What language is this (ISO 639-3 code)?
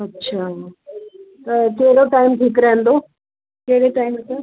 snd